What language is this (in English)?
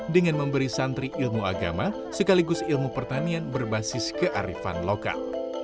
Indonesian